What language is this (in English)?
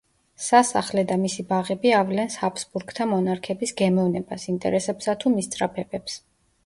Georgian